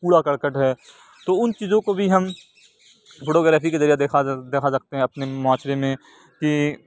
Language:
Urdu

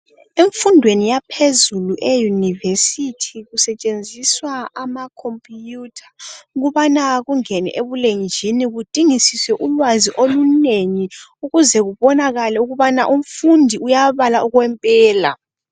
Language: North Ndebele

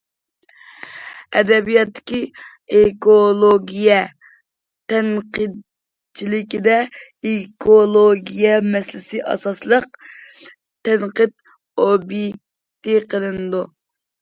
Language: Uyghur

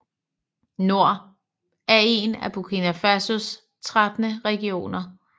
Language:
Danish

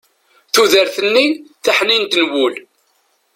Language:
Kabyle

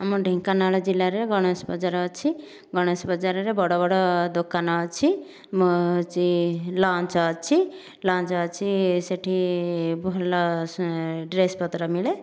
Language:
Odia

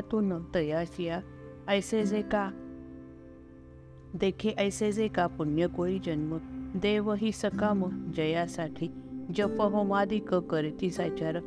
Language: Marathi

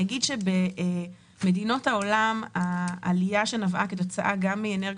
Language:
Hebrew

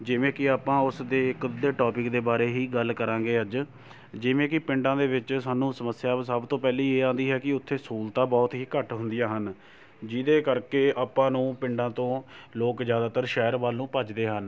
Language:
Punjabi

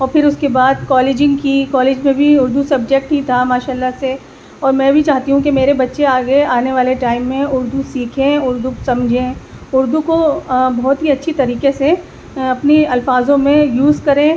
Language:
Urdu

